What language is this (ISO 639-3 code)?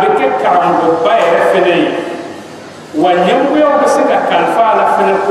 ara